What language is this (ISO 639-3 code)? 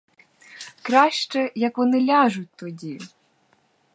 ukr